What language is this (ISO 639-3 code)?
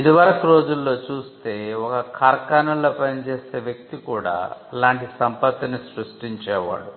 tel